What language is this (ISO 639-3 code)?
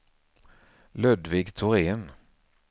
swe